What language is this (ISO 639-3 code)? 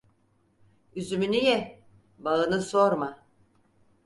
tur